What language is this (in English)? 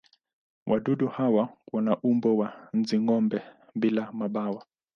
Swahili